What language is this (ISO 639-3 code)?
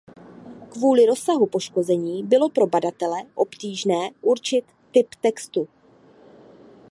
ces